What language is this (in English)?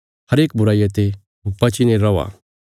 Bilaspuri